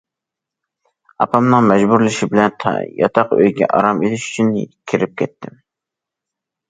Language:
Uyghur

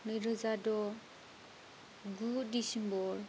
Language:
Bodo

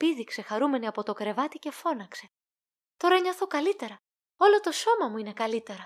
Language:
Greek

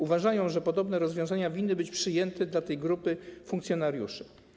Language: Polish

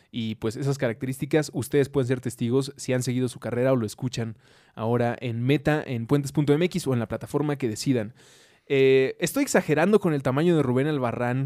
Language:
Spanish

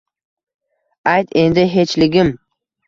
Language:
Uzbek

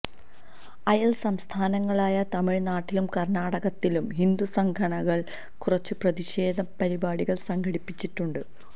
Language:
Malayalam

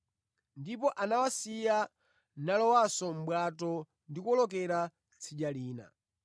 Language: Nyanja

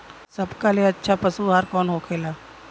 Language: Bhojpuri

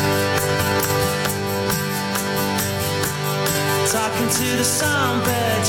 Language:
Bulgarian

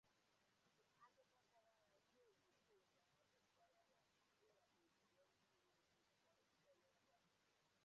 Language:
Igbo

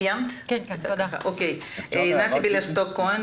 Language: Hebrew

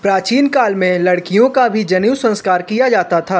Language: Hindi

